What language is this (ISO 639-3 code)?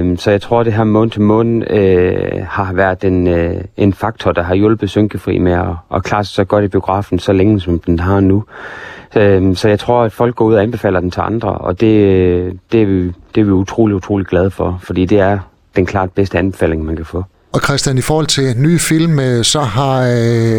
dan